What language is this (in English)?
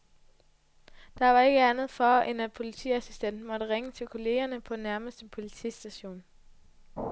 Danish